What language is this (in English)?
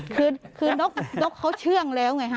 Thai